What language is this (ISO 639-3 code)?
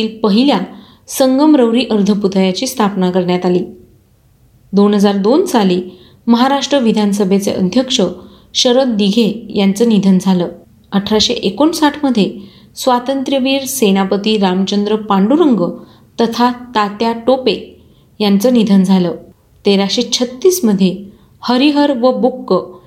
mar